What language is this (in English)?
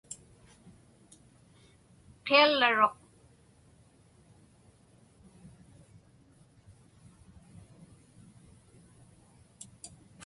Inupiaq